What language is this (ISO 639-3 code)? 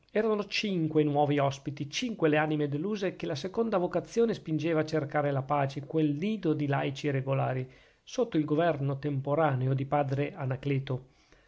ita